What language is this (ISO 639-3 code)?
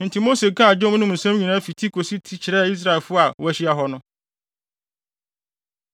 aka